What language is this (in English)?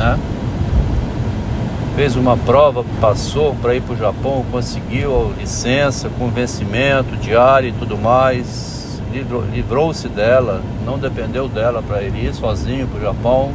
Portuguese